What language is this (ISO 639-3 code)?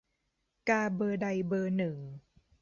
tha